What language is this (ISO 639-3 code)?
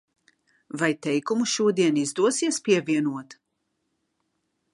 lav